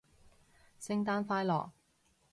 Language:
Cantonese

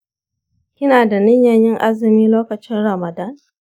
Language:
Hausa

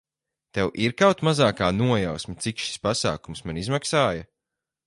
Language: Latvian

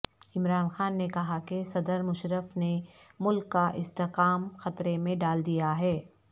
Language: Urdu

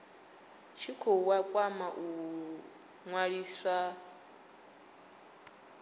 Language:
Venda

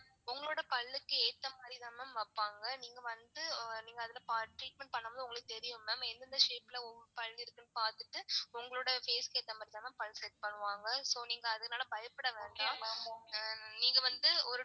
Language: Tamil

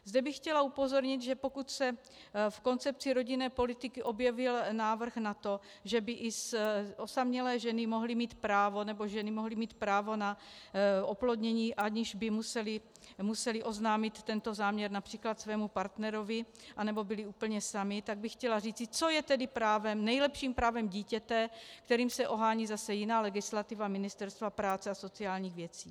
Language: Czech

